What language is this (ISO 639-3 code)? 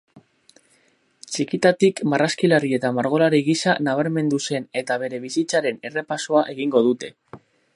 eus